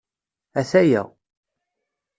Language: Kabyle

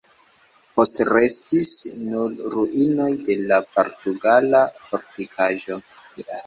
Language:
Esperanto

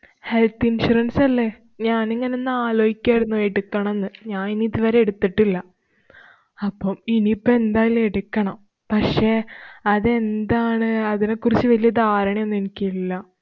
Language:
Malayalam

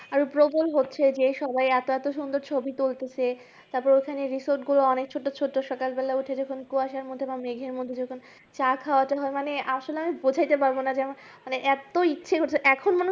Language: Bangla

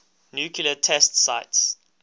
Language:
English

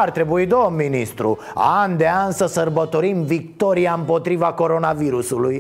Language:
Romanian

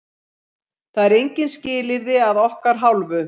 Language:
Icelandic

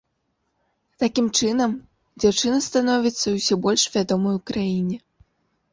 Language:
Belarusian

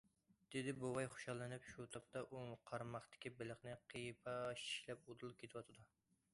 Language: Uyghur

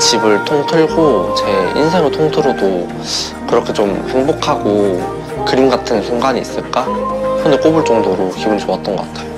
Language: Korean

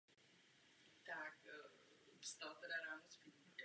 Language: Czech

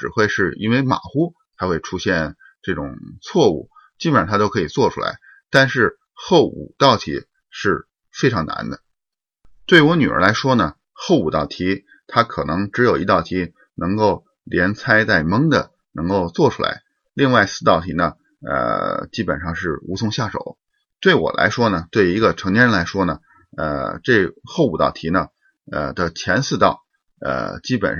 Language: Chinese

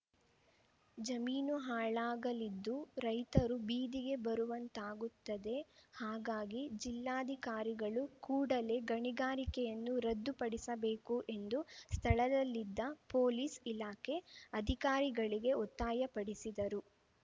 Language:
Kannada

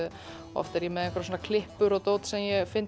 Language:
Icelandic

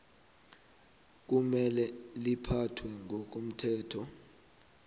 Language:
South Ndebele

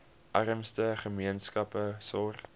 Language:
Afrikaans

